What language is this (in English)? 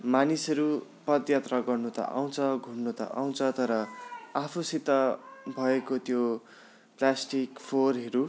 Nepali